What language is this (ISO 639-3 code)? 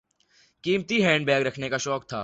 urd